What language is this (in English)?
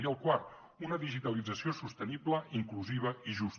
Catalan